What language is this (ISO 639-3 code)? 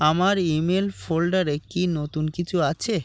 ben